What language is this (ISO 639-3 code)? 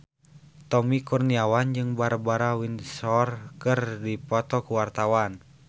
sun